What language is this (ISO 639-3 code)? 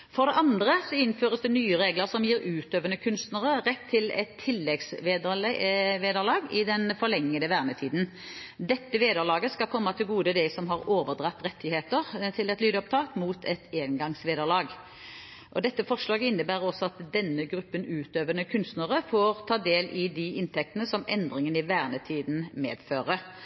nob